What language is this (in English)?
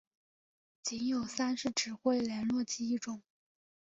Chinese